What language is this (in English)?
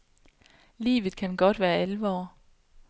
Danish